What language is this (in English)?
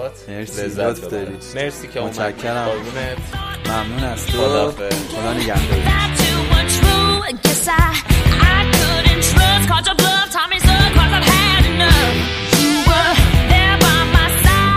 Persian